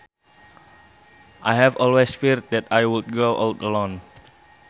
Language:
Sundanese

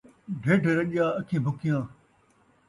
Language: Saraiki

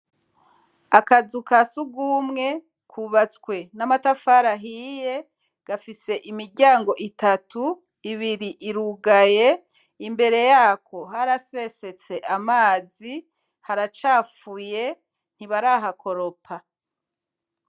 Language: Rundi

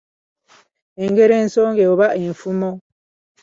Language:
Ganda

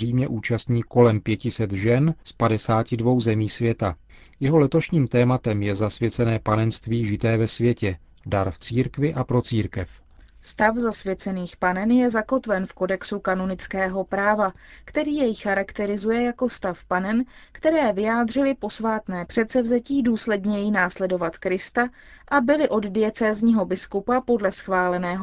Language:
Czech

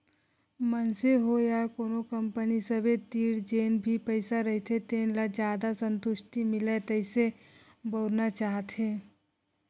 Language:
Chhattisgarhi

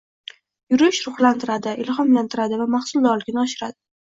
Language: Uzbek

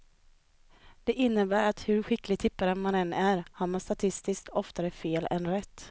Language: Swedish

